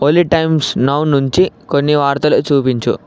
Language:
Telugu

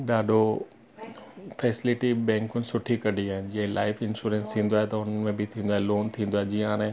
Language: Sindhi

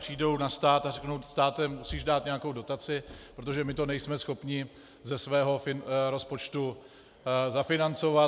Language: Czech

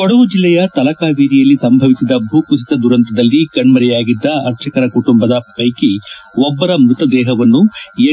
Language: Kannada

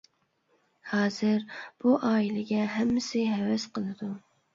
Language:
Uyghur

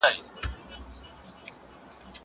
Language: Pashto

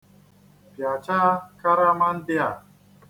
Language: Igbo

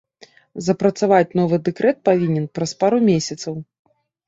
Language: Belarusian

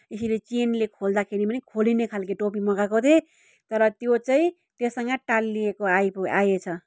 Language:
Nepali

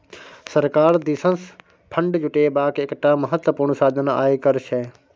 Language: Maithili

